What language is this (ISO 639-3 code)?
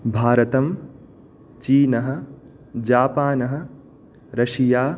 san